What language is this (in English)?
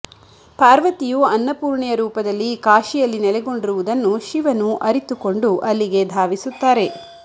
Kannada